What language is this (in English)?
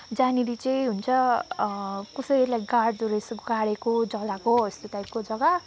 Nepali